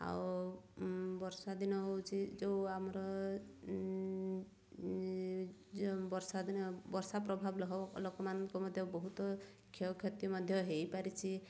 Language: Odia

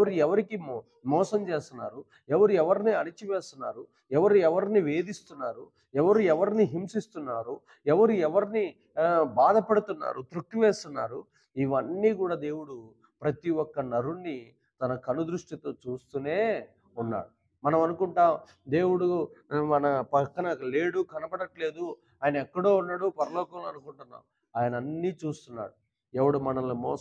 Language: Telugu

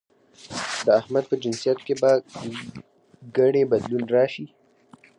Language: Pashto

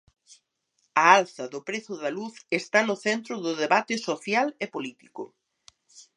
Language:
Galician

